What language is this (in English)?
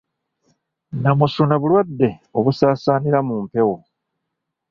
Ganda